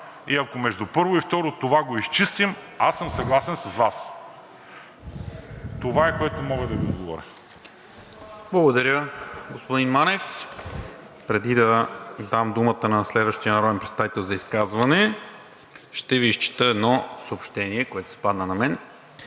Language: Bulgarian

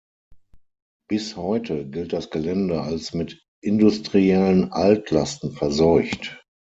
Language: German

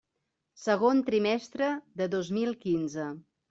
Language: Catalan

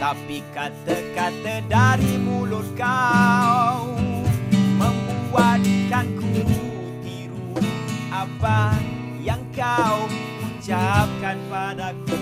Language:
Malay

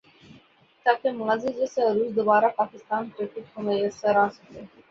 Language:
Urdu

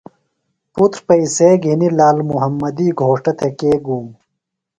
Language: Phalura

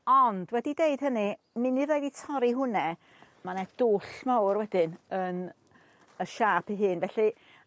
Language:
Welsh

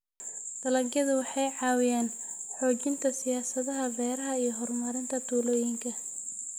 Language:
Somali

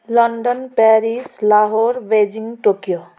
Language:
Nepali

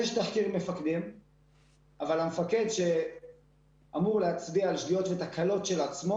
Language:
Hebrew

